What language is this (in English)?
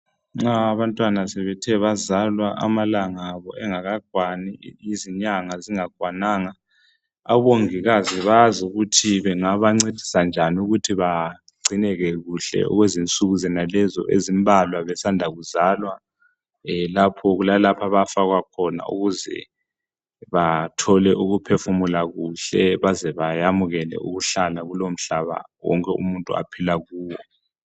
North Ndebele